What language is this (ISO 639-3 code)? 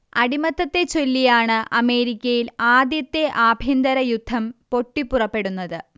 mal